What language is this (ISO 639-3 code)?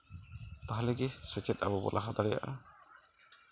sat